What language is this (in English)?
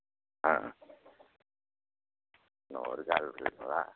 Tamil